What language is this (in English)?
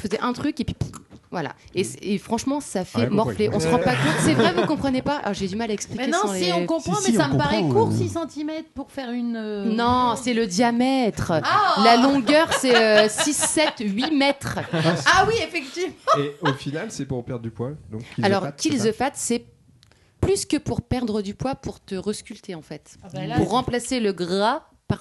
French